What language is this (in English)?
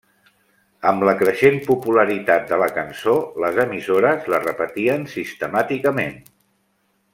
Catalan